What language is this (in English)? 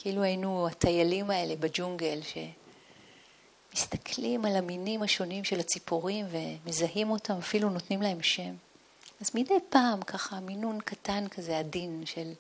Hebrew